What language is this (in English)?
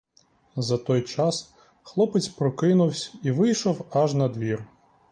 Ukrainian